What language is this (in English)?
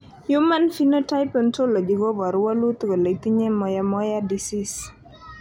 Kalenjin